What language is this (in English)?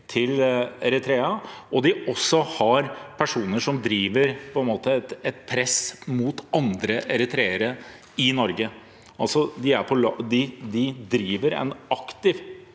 Norwegian